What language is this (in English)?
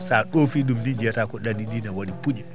Fula